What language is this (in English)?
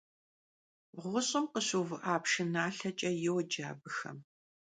Kabardian